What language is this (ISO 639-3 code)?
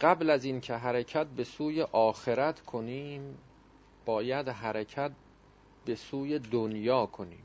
fas